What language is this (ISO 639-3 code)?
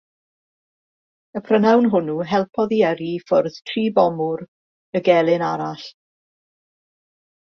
cym